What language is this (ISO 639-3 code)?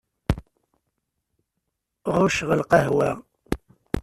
kab